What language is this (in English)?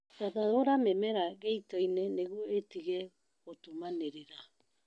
Kikuyu